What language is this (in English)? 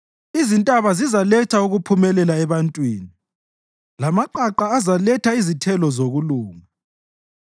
North Ndebele